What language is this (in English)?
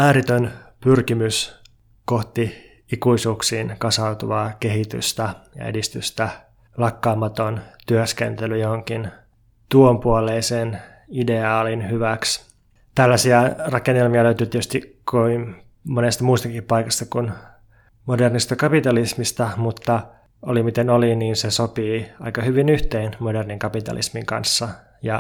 Finnish